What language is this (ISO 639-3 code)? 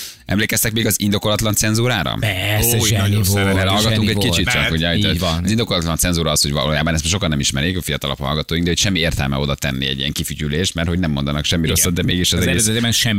hun